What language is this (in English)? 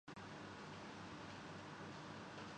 Urdu